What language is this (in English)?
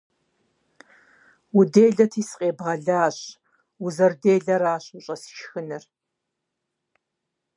Kabardian